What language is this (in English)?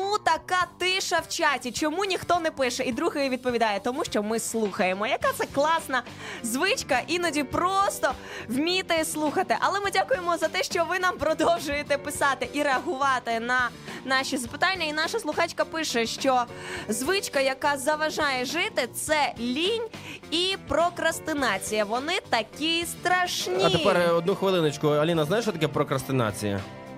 Ukrainian